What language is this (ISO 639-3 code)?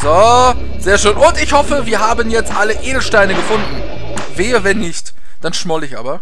deu